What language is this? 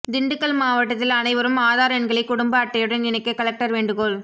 Tamil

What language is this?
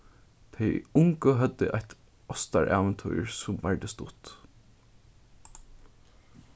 Faroese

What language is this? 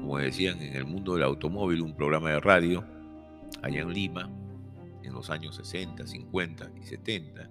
Spanish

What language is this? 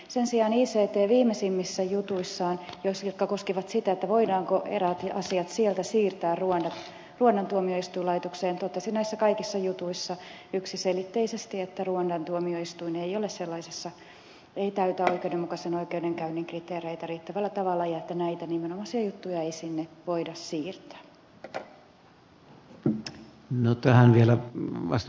Finnish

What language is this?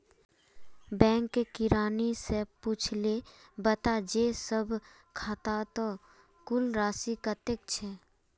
Magahi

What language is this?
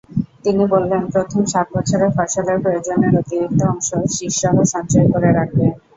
Bangla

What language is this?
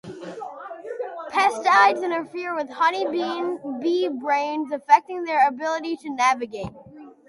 English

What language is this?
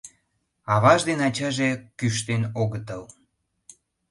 Mari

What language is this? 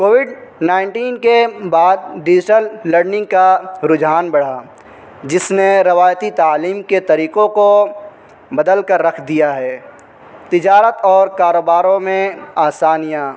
Urdu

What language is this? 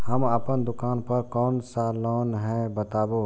Maithili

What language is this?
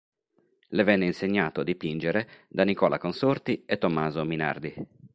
Italian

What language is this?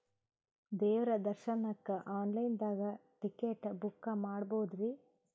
Kannada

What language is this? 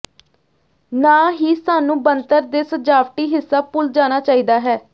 Punjabi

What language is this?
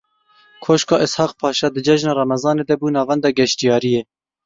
Kurdish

